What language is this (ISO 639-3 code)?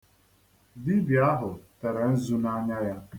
ibo